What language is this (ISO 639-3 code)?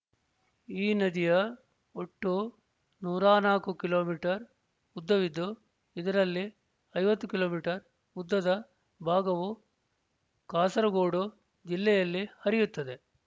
kan